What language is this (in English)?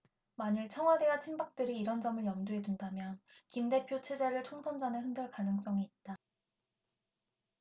Korean